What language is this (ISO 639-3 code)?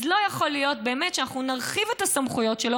heb